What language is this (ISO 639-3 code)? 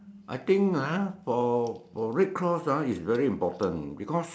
eng